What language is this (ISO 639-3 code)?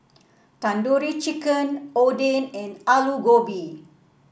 eng